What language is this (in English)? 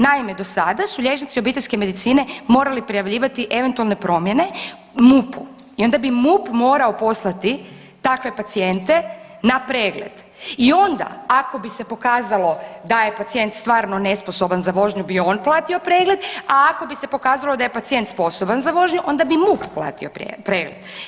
Croatian